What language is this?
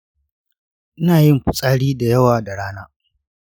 Hausa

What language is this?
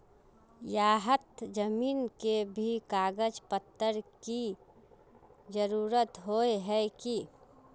Magahi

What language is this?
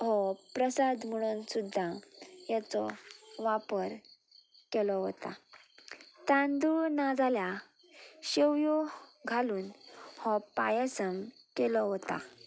Konkani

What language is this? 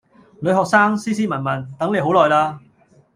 Cantonese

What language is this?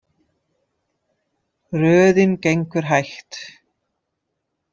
Icelandic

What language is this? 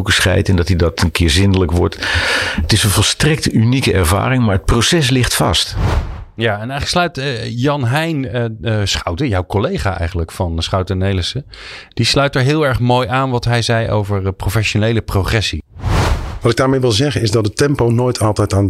Dutch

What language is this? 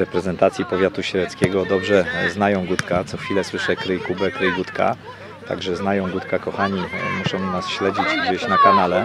Polish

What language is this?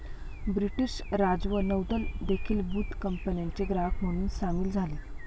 Marathi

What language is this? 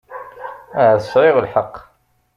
Kabyle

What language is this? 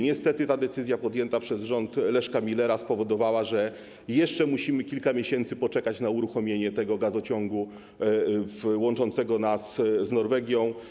Polish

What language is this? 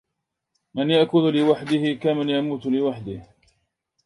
Arabic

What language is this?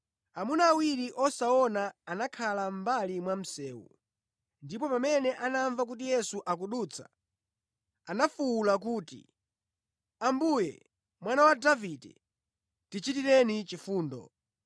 Nyanja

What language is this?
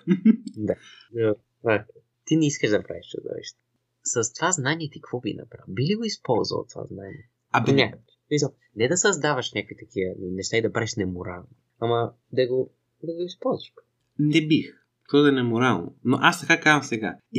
Bulgarian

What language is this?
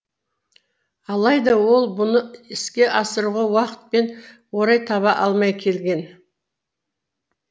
Kazakh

